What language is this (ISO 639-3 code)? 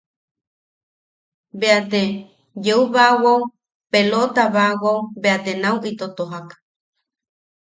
yaq